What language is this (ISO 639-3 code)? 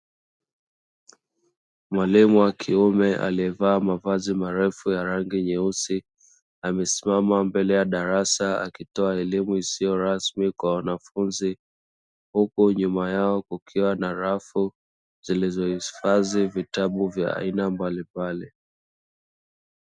swa